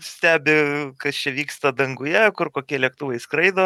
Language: Lithuanian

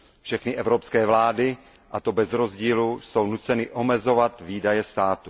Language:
Czech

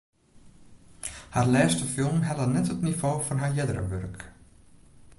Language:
Western Frisian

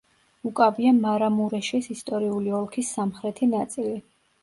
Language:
Georgian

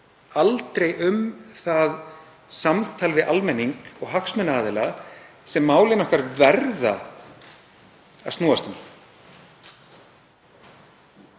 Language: Icelandic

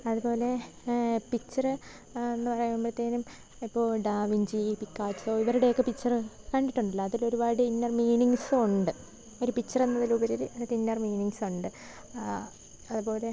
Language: Malayalam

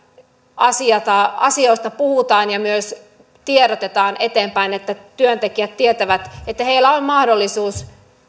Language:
Finnish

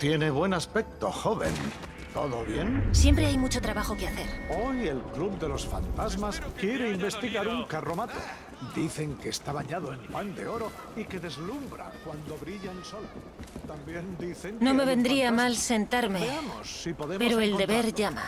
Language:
Spanish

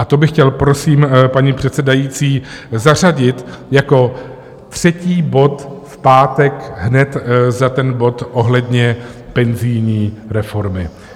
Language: Czech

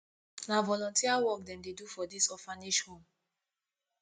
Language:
Nigerian Pidgin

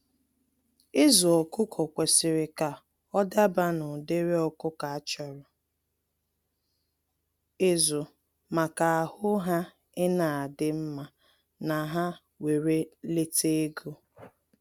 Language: Igbo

